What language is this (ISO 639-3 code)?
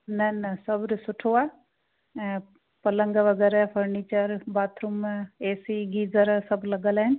snd